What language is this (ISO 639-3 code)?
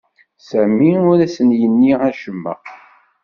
kab